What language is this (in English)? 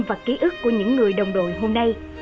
Vietnamese